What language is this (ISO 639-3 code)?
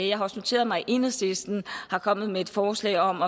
dan